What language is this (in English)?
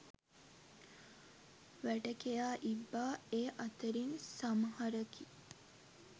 Sinhala